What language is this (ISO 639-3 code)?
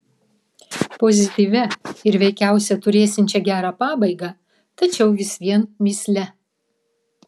lit